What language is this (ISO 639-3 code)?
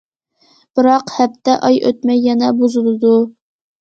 uig